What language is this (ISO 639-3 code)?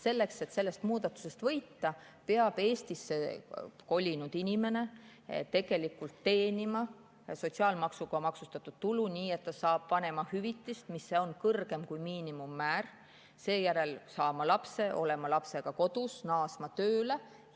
est